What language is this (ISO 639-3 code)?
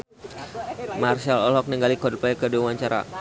sun